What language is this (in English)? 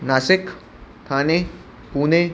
Sindhi